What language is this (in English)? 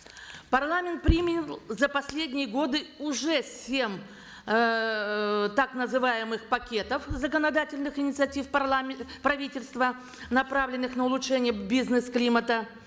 Kazakh